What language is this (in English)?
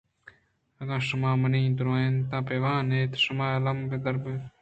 Eastern Balochi